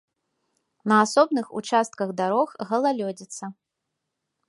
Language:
Belarusian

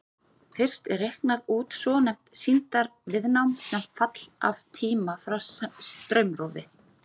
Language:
Icelandic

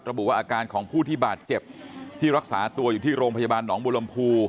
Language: Thai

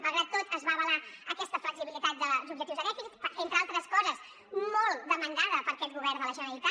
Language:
Catalan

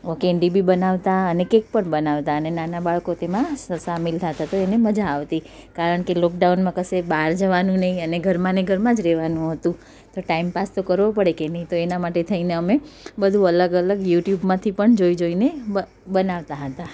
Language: Gujarati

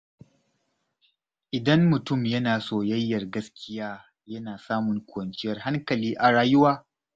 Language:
Hausa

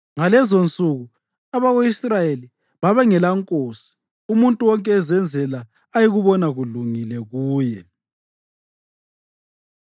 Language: North Ndebele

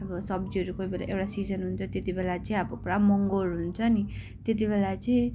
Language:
Nepali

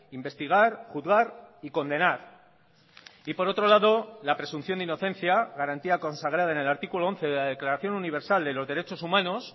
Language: Spanish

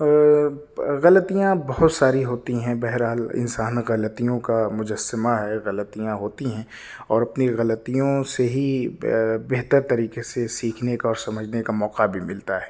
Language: Urdu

